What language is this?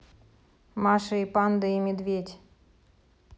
Russian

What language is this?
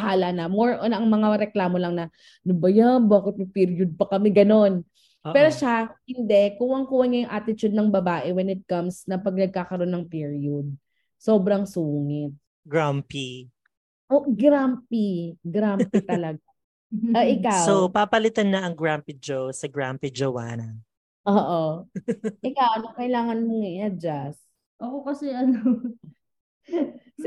Filipino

